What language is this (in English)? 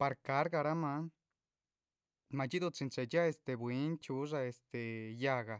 Chichicapan Zapotec